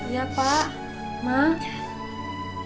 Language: Indonesian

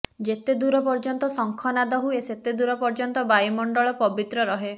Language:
Odia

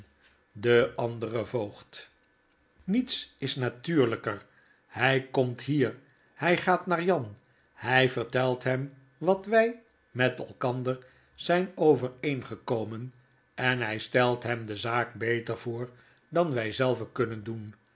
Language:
Dutch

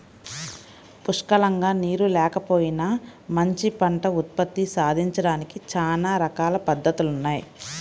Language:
Telugu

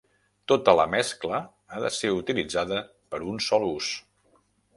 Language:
Catalan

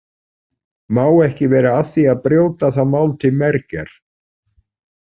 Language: Icelandic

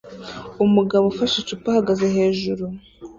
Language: Kinyarwanda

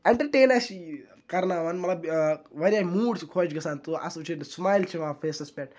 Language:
Kashmiri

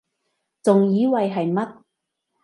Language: Cantonese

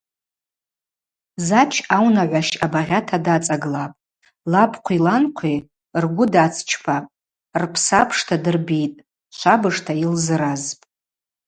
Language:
Abaza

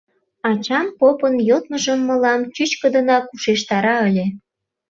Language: Mari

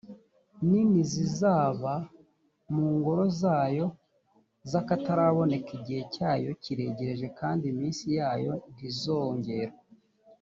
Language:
Kinyarwanda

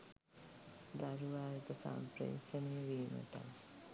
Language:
Sinhala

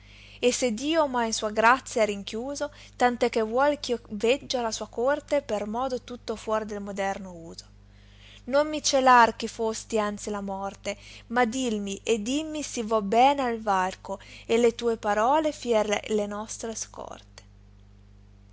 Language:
Italian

